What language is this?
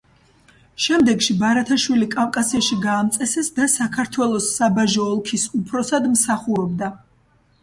Georgian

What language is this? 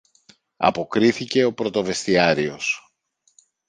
Greek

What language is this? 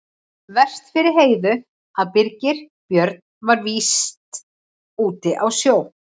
Icelandic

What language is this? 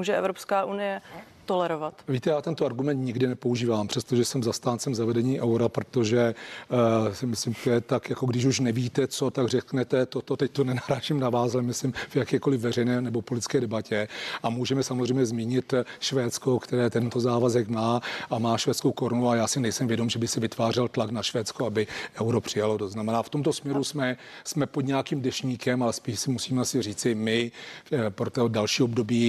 Czech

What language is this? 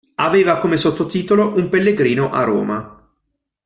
Italian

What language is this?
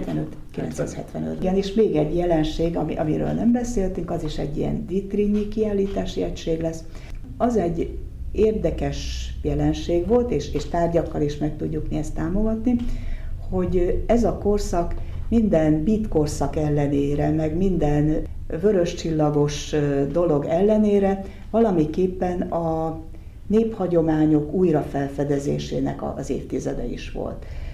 Hungarian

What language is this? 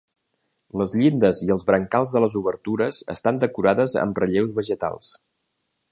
Catalan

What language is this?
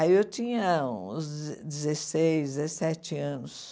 Portuguese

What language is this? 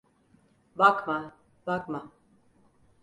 Turkish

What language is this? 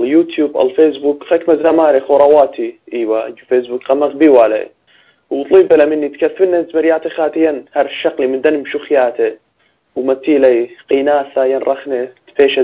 Arabic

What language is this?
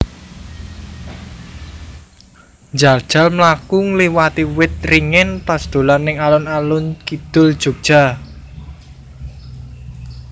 Javanese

